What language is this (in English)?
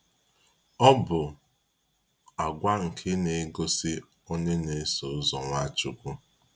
Igbo